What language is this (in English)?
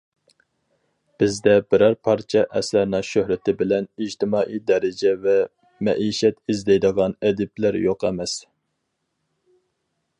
Uyghur